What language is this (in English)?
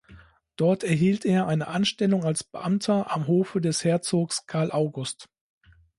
German